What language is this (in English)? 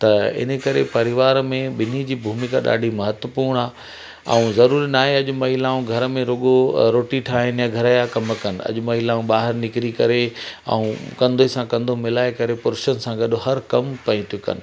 Sindhi